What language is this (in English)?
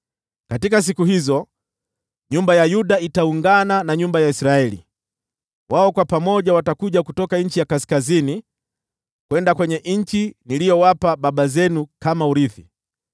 Swahili